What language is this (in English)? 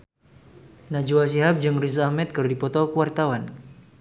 Sundanese